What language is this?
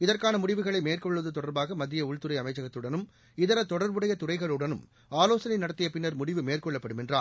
Tamil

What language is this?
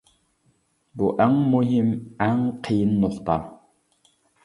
Uyghur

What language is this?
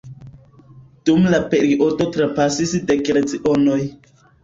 Esperanto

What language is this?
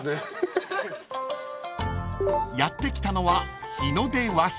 Japanese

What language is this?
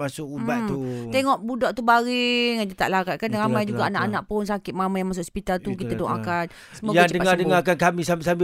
Malay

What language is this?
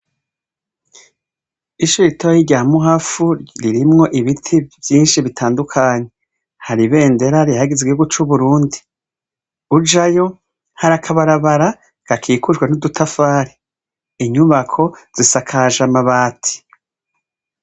Rundi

